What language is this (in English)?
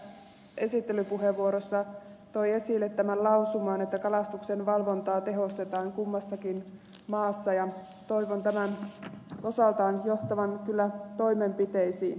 Finnish